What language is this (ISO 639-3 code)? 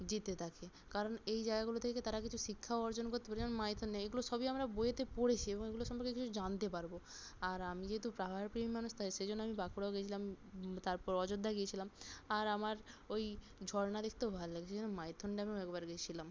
ben